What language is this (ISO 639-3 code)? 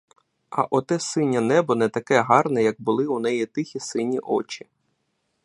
ukr